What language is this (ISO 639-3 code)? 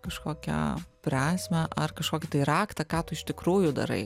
lit